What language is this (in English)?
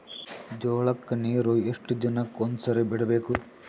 Kannada